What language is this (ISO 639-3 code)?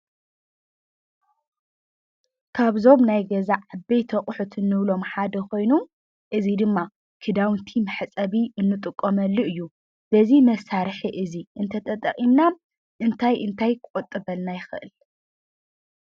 tir